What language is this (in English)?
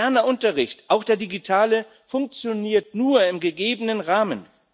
German